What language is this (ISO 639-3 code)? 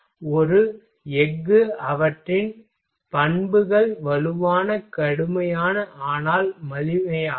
tam